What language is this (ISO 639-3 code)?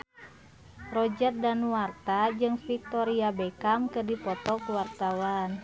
sun